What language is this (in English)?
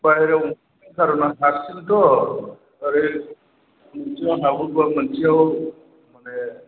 Bodo